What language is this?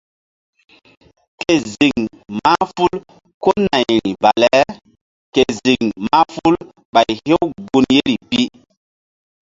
Mbum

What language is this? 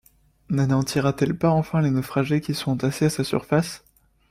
French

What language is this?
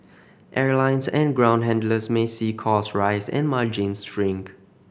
English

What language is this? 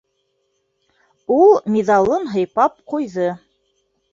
Bashkir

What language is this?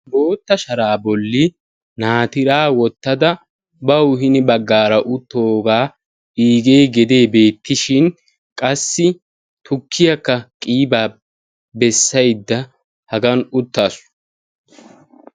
Wolaytta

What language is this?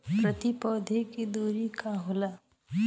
Bhojpuri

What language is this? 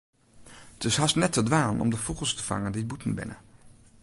Western Frisian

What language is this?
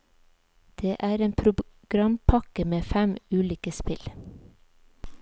Norwegian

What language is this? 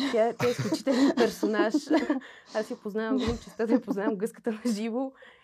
Bulgarian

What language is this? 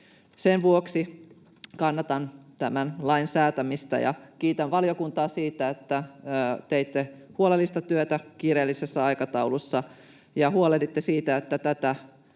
Finnish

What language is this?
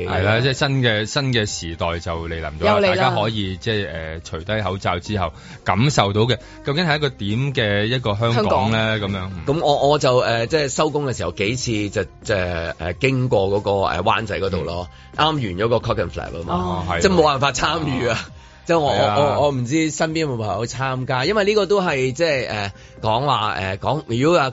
Chinese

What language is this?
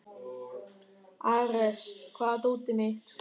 Icelandic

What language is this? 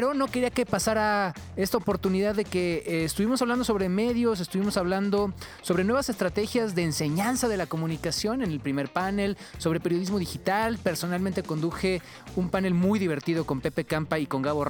Spanish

